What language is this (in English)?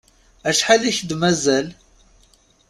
Kabyle